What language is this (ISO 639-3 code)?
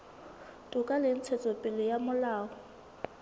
sot